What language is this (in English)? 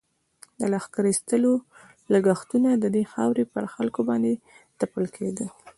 Pashto